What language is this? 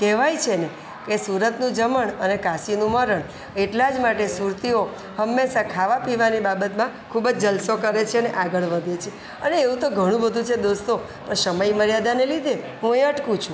Gujarati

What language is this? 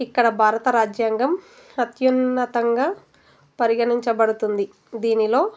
Telugu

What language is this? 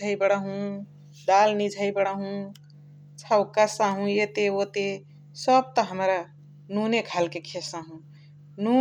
Chitwania Tharu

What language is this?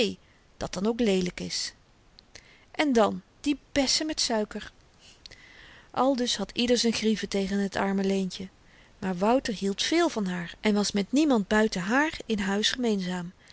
Dutch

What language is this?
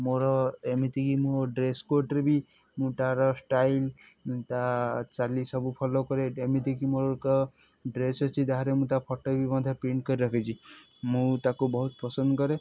Odia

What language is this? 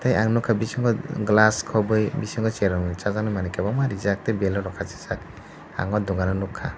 Kok Borok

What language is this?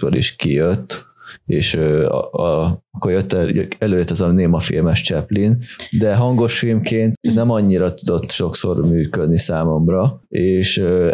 Hungarian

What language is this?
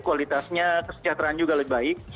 Indonesian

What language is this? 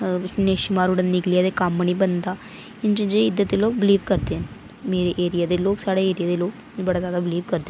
Dogri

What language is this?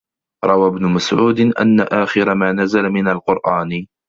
Arabic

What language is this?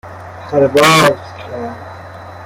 Persian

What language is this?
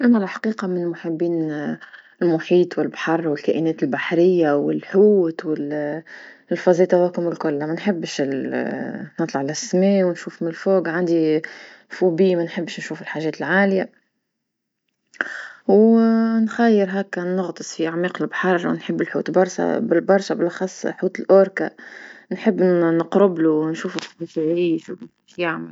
Tunisian Arabic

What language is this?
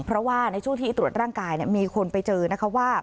Thai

